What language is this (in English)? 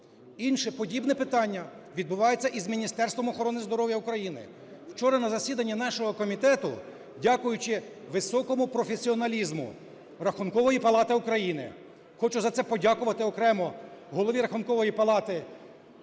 Ukrainian